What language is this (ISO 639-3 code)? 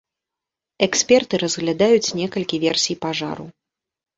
bel